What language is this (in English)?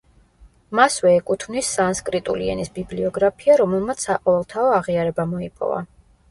Georgian